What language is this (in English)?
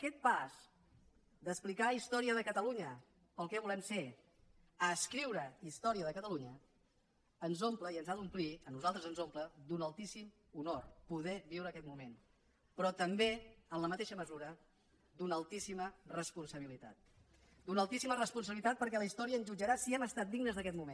Catalan